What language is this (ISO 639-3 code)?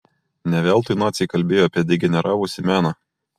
lit